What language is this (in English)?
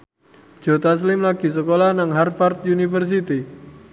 Javanese